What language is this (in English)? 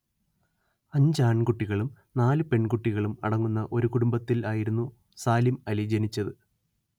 Malayalam